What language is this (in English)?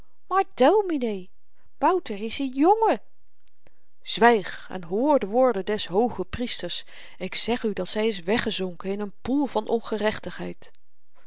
Dutch